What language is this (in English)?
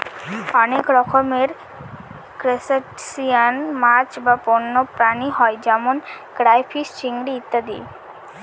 Bangla